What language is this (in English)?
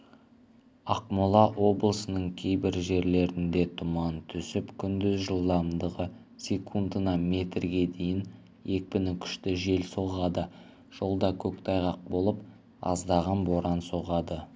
Kazakh